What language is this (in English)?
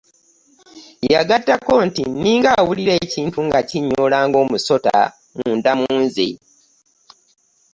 Ganda